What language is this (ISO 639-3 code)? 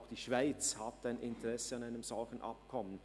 gsw